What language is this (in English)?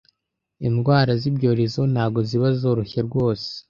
Kinyarwanda